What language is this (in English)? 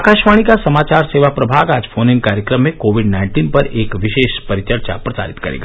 Hindi